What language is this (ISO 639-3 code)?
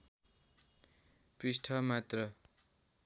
nep